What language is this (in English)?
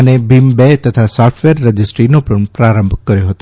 Gujarati